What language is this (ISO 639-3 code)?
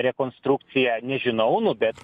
lit